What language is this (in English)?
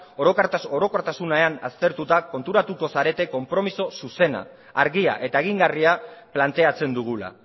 Basque